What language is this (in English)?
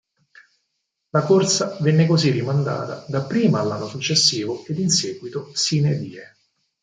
Italian